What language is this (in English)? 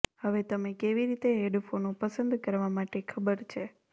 Gujarati